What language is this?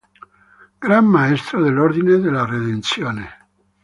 Italian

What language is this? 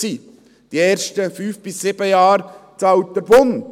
Swiss German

